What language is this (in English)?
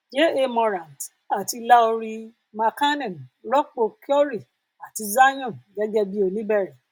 Yoruba